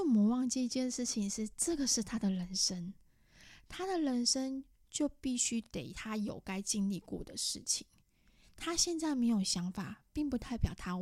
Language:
Chinese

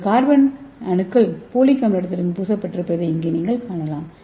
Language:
Tamil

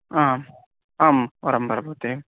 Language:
Sanskrit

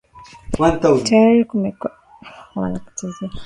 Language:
Swahili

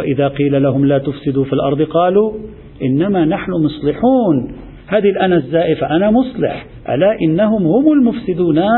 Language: Arabic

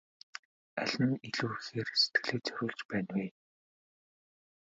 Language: Mongolian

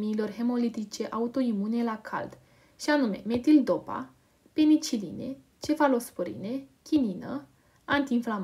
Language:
Romanian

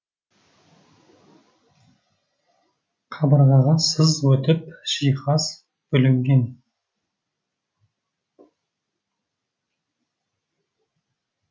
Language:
Kazakh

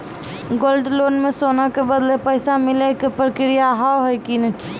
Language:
Maithili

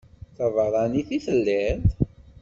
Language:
Kabyle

